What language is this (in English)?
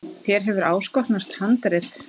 Icelandic